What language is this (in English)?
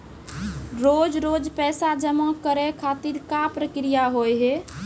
Maithili